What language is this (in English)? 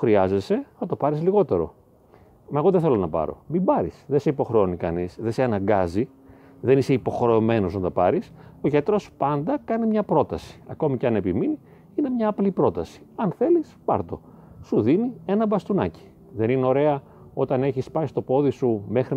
Greek